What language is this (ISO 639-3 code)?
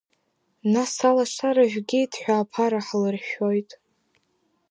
abk